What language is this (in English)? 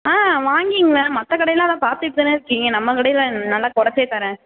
Tamil